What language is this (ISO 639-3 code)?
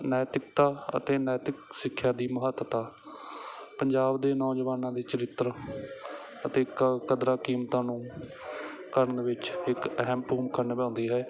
pan